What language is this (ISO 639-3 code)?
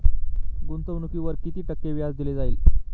mar